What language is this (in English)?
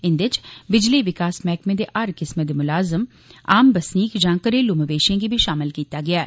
Dogri